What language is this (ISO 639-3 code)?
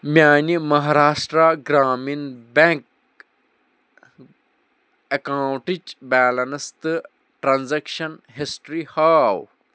kas